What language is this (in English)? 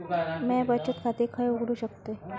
Marathi